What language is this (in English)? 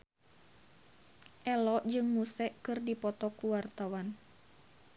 Sundanese